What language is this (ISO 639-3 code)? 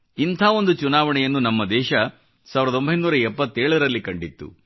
kan